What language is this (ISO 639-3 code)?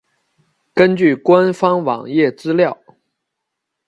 zho